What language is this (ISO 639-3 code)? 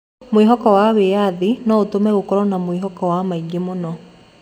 kik